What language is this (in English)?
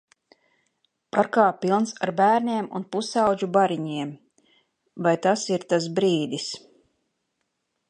Latvian